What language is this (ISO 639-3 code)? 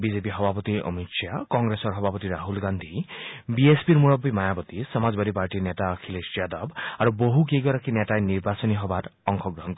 asm